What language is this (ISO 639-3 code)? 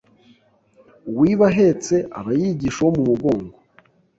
kin